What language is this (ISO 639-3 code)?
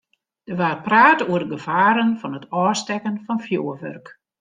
fry